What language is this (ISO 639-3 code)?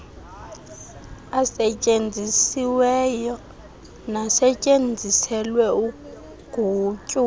xho